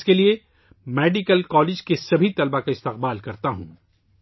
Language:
Urdu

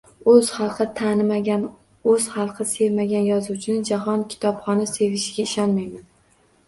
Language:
Uzbek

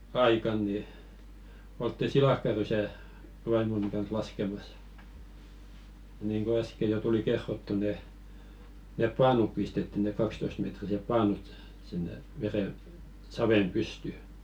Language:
Finnish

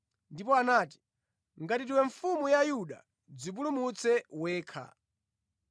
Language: Nyanja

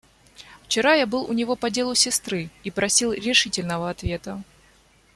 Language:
Russian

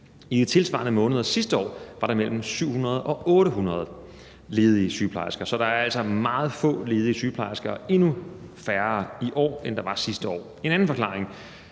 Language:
Danish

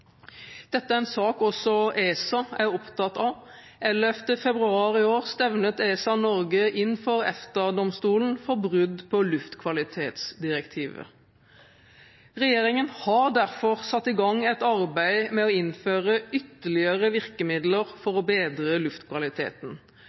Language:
Norwegian Bokmål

